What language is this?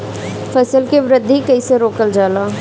Bhojpuri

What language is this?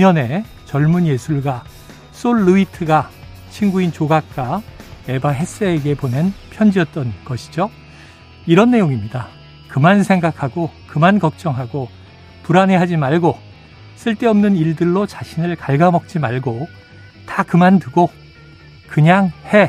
Korean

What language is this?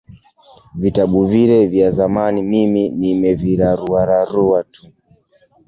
Swahili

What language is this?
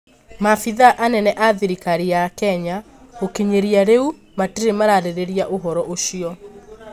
Kikuyu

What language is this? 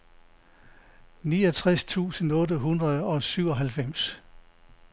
Danish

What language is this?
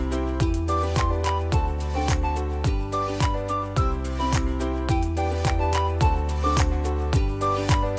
Vietnamese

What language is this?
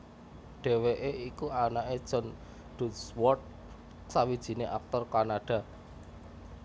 Javanese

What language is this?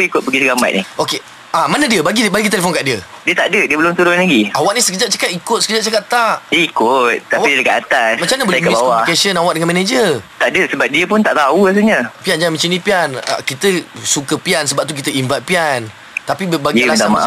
Malay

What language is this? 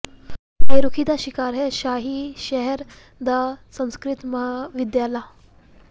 Punjabi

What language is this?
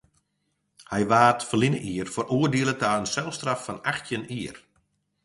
Western Frisian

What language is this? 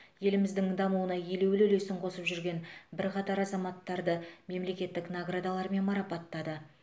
Kazakh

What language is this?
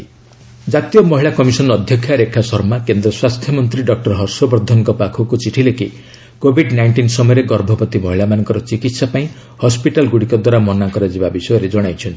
Odia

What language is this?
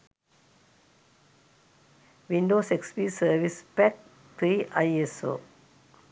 Sinhala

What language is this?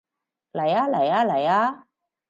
Cantonese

